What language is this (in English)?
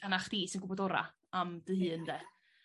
Welsh